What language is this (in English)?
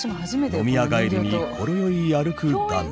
Japanese